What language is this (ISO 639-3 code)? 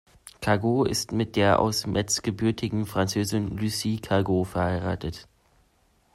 deu